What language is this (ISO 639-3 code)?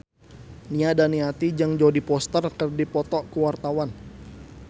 sun